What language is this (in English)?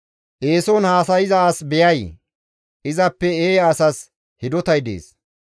Gamo